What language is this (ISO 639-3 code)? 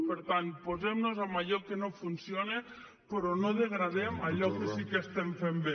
cat